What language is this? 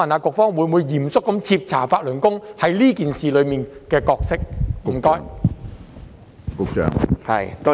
Cantonese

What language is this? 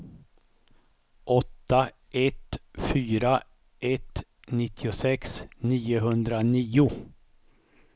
Swedish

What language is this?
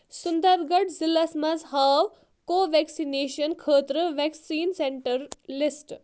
Kashmiri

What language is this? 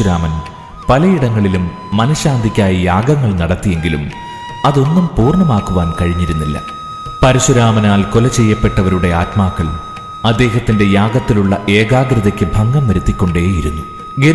Malayalam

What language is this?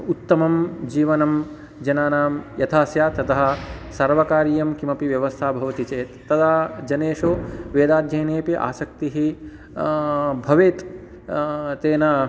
Sanskrit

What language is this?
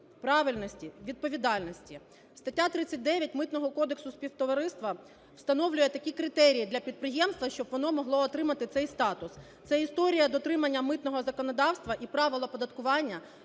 Ukrainian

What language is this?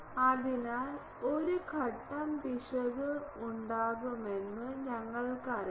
Malayalam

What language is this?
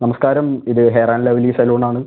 Malayalam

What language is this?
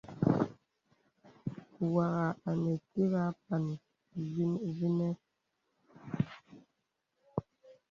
Bebele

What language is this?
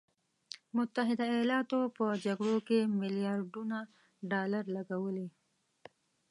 Pashto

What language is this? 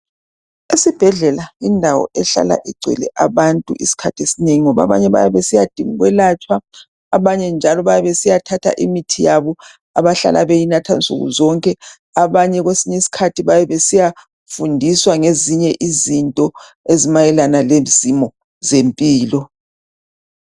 North Ndebele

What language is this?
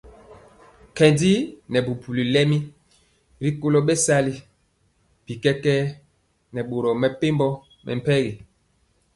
Mpiemo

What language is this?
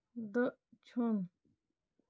Kashmiri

